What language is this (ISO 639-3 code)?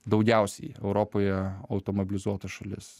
lit